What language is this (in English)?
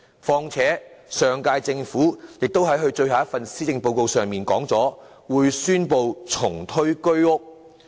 Cantonese